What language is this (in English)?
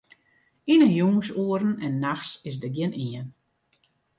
Western Frisian